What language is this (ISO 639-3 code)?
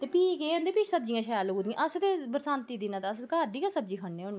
doi